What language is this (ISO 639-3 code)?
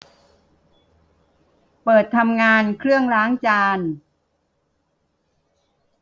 tha